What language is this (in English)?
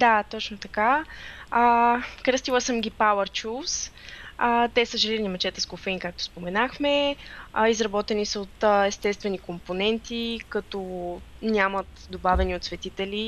Bulgarian